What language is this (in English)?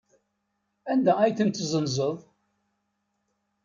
Kabyle